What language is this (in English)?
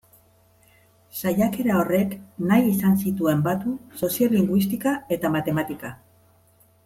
Basque